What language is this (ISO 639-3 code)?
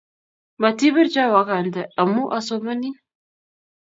kln